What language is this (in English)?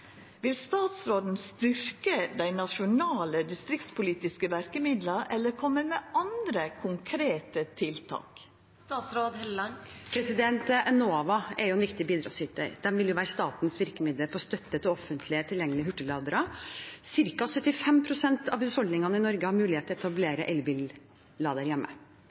Norwegian